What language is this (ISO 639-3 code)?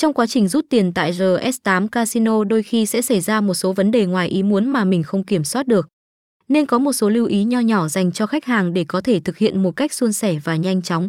vie